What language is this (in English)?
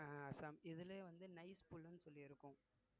Tamil